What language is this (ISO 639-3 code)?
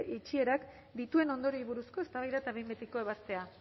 eus